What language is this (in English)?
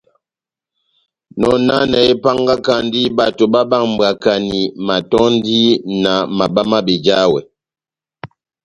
Batanga